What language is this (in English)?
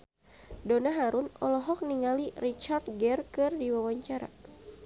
Sundanese